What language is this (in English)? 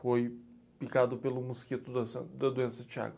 Portuguese